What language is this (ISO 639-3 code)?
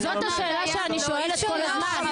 heb